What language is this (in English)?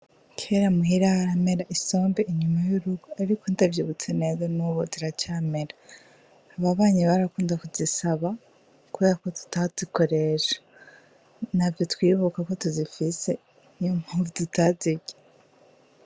Rundi